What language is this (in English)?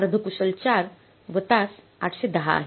Marathi